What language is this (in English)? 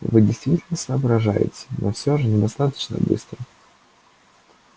Russian